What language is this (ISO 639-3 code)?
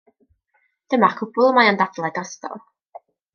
cym